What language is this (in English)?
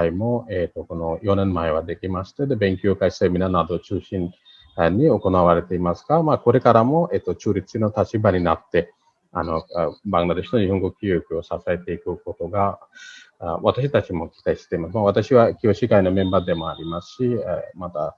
Japanese